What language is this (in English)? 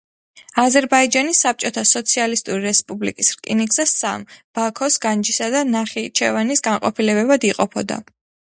Georgian